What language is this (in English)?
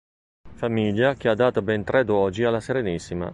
Italian